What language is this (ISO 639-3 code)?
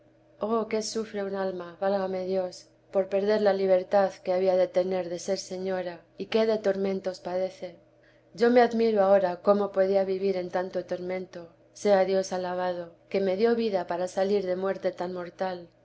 spa